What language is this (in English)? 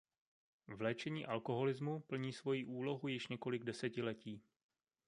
Czech